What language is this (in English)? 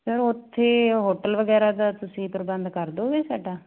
Punjabi